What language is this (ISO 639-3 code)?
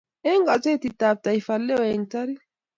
kln